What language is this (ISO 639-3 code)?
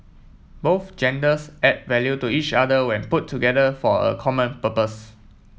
eng